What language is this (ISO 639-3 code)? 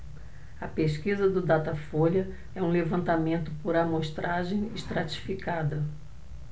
por